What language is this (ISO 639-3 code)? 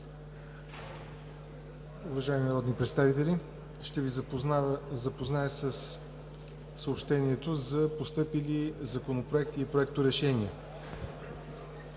bul